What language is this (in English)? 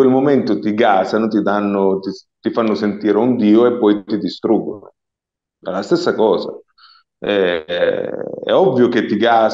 Italian